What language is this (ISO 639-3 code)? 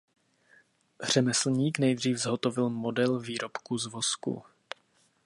ces